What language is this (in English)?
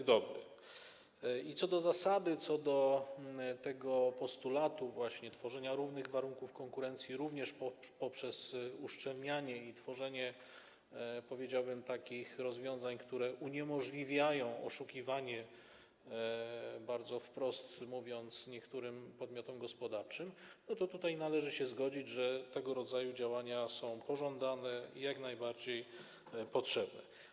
Polish